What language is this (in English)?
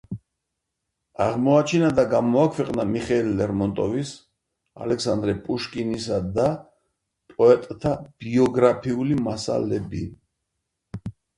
Georgian